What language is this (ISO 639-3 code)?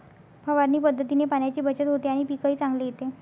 mar